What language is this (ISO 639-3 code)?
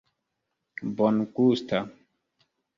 epo